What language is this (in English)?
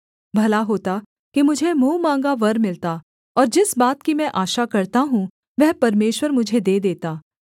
Hindi